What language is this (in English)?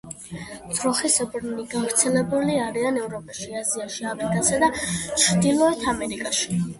Georgian